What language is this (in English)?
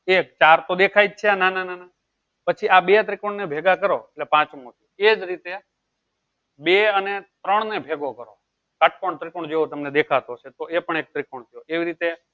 Gujarati